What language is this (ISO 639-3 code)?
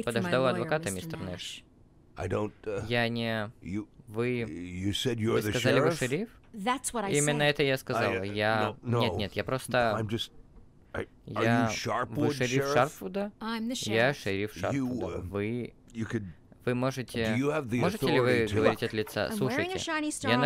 rus